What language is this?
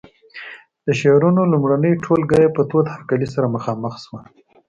Pashto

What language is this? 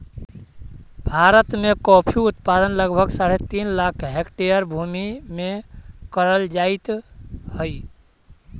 Magahi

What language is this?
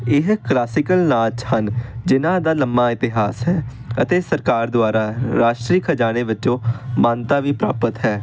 Punjabi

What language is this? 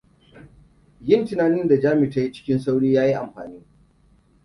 Hausa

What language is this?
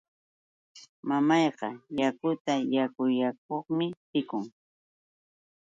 Yauyos Quechua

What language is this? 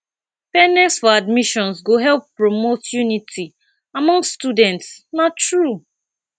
Nigerian Pidgin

